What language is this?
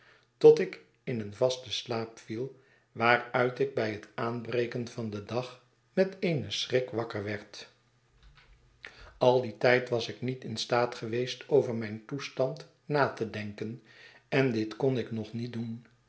Dutch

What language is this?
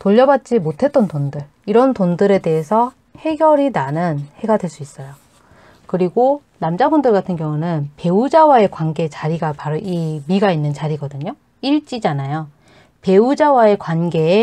Korean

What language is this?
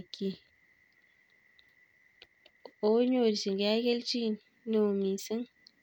Kalenjin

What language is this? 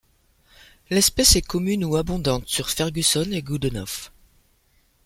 French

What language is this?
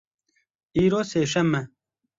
Kurdish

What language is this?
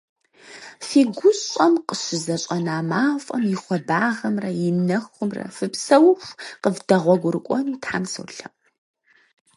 Kabardian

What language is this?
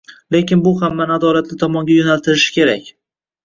Uzbek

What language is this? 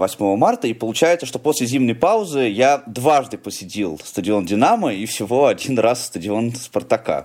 Russian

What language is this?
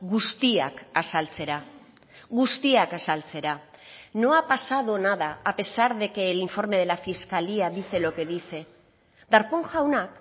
Spanish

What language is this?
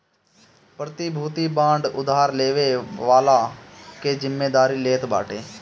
Bhojpuri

